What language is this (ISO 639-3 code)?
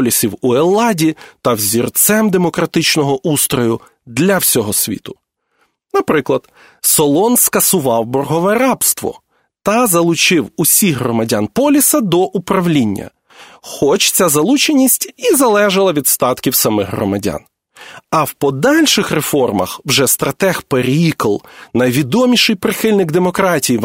ukr